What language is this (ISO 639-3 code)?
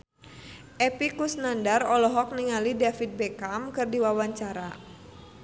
sun